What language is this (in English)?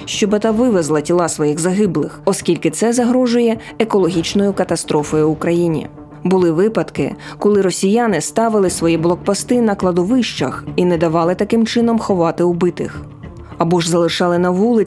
Ukrainian